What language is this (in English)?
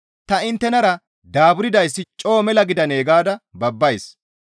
Gamo